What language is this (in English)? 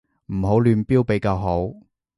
Cantonese